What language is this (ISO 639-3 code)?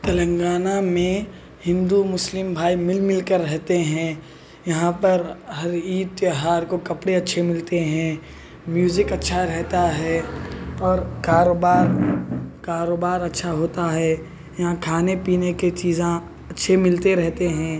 urd